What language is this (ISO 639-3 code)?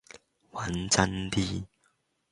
yue